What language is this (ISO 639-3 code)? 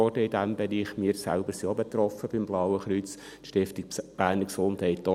gsw